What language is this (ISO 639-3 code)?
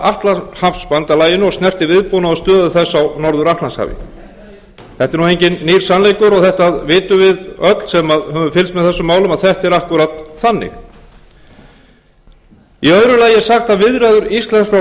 isl